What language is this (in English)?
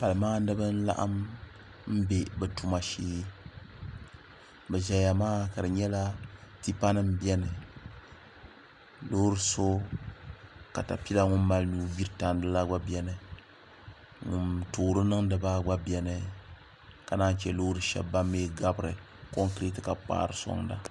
Dagbani